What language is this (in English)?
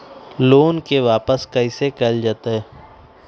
Magahi